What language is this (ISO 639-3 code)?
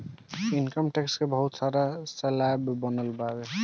bho